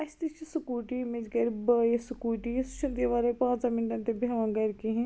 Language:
Kashmiri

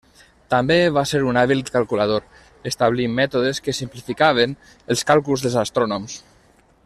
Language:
Catalan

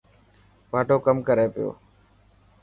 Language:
Dhatki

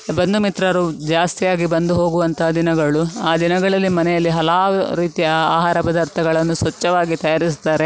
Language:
Kannada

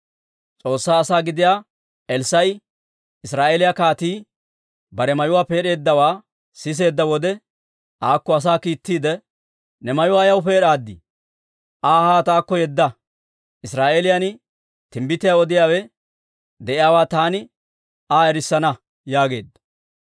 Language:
Dawro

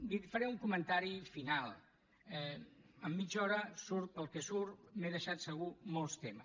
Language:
Catalan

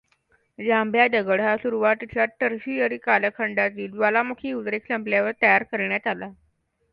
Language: Marathi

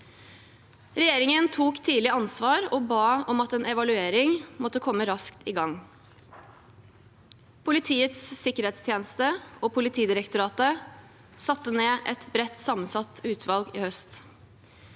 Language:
Norwegian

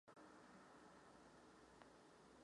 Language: Czech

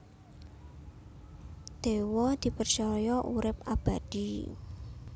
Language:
Javanese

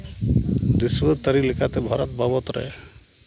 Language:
Santali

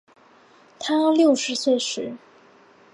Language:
Chinese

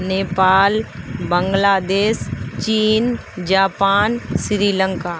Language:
Urdu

